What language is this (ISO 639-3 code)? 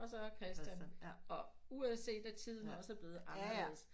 dan